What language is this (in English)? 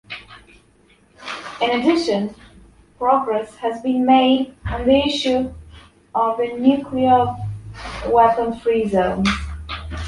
English